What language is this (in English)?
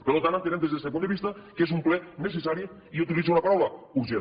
Catalan